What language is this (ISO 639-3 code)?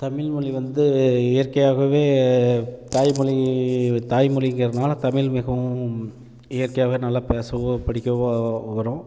tam